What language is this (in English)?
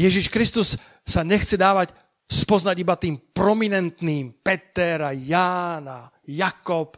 Slovak